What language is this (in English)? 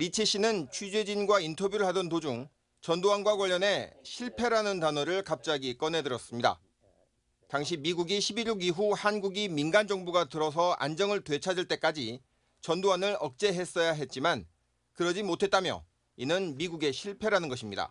Korean